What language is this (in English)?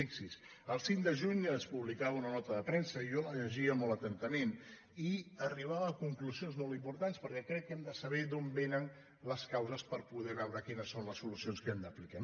Catalan